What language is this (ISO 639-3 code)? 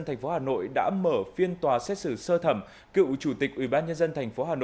vie